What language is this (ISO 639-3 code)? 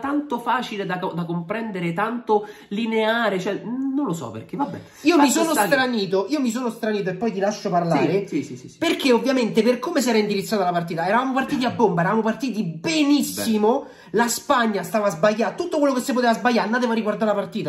ita